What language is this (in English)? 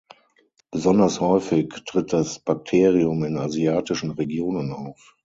German